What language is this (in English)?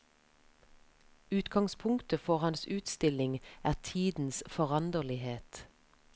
Norwegian